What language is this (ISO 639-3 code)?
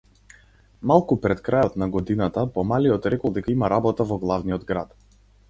mkd